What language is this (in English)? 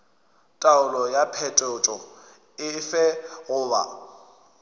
Northern Sotho